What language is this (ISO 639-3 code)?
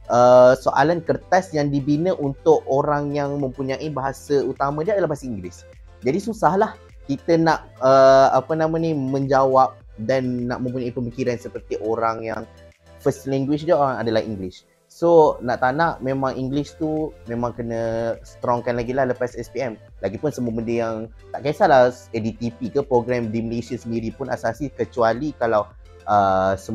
msa